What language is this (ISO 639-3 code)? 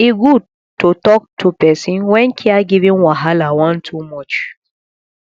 pcm